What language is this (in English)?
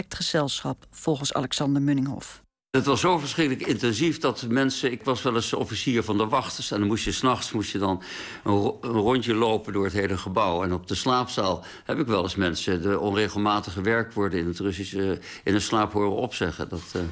Dutch